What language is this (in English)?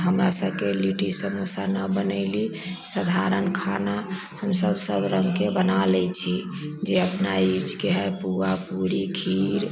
Maithili